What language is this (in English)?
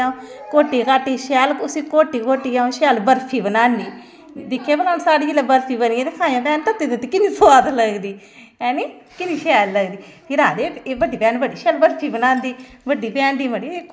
Dogri